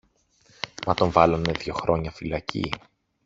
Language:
Greek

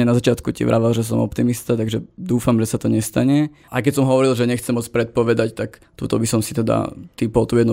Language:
Slovak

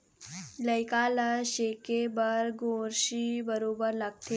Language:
Chhattisgarhi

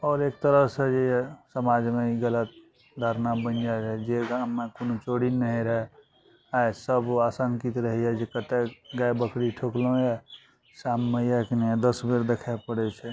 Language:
Maithili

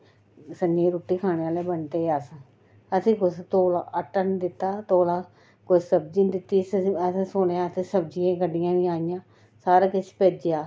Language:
Dogri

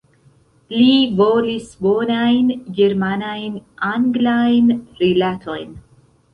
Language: Esperanto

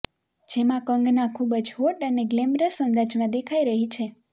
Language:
Gujarati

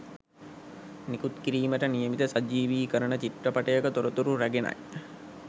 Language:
Sinhala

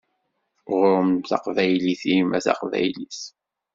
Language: Kabyle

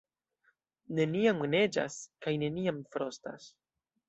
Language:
Esperanto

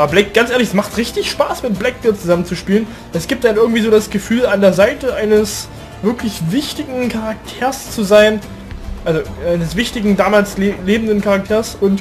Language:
German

